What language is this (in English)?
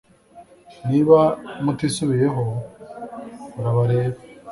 Kinyarwanda